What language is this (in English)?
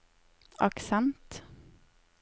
Norwegian